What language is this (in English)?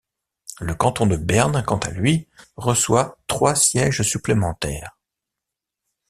French